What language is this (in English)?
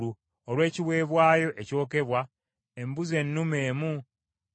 Ganda